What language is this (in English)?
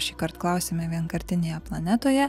Lithuanian